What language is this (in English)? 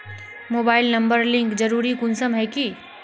Magahi